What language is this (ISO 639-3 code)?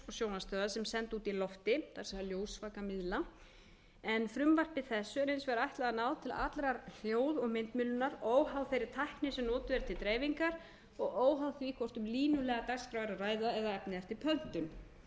isl